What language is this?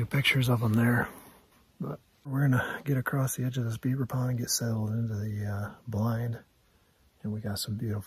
English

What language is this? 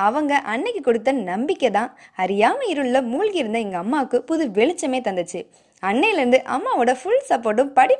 Tamil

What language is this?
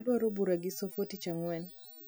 Luo (Kenya and Tanzania)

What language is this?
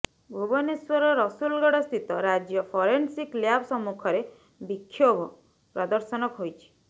Odia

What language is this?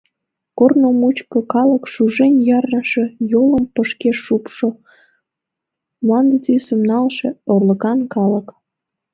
Mari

